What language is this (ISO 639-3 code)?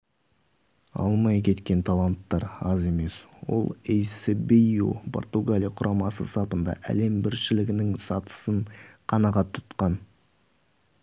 kaz